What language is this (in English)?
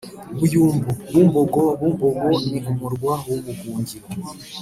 Kinyarwanda